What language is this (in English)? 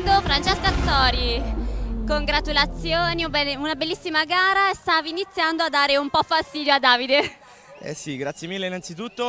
Italian